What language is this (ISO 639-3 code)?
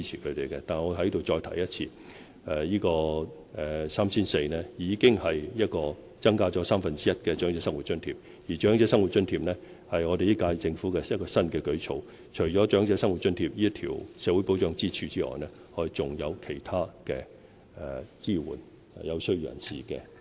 yue